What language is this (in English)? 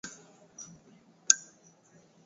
Swahili